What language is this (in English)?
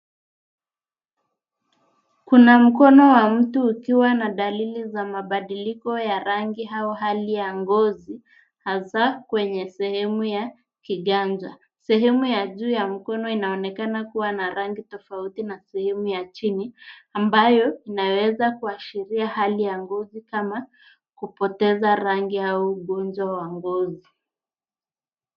Swahili